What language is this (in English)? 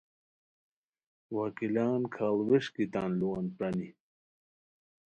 Khowar